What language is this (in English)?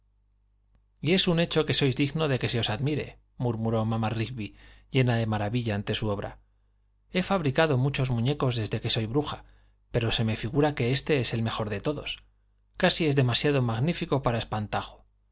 Spanish